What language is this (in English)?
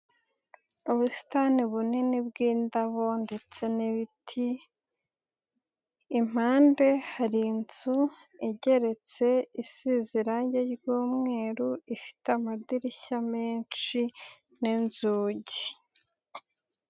Kinyarwanda